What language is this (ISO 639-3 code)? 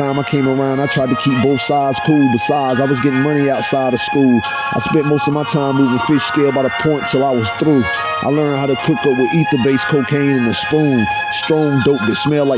eng